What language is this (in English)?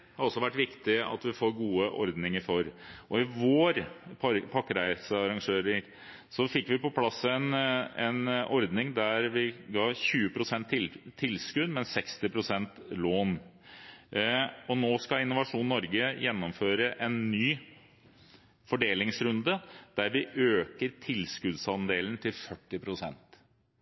Norwegian Bokmål